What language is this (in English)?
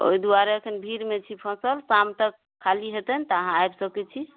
Maithili